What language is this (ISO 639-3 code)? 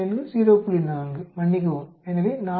tam